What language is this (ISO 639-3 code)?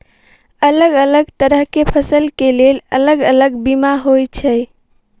mai